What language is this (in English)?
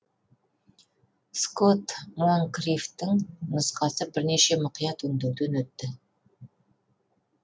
Kazakh